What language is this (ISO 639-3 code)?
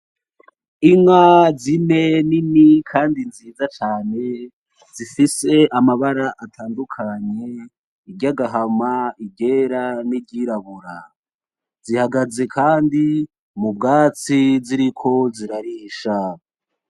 run